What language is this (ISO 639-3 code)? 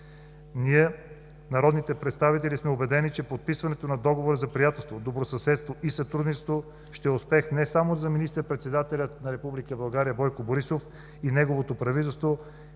bul